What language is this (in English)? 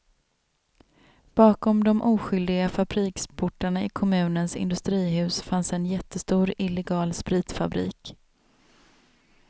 Swedish